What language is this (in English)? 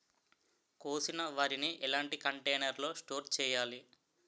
Telugu